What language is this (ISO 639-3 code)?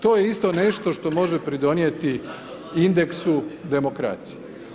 hrv